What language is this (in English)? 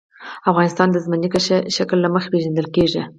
Pashto